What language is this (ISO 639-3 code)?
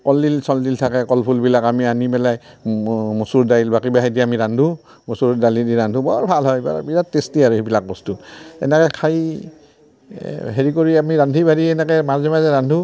asm